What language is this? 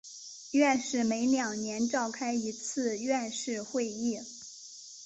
Chinese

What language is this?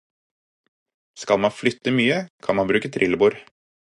Norwegian Bokmål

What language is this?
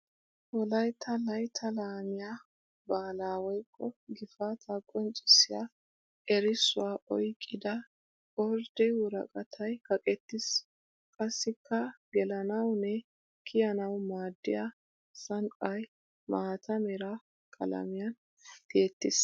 Wolaytta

